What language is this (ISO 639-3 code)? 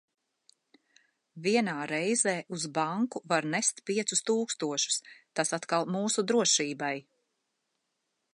lav